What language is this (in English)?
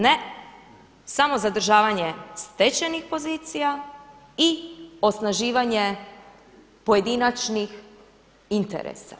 Croatian